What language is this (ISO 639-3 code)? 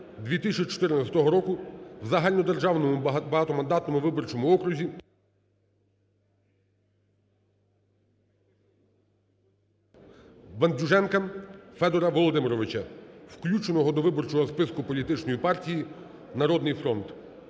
ukr